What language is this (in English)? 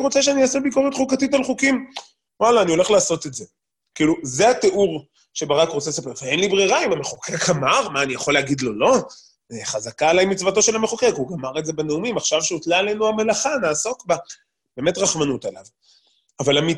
Hebrew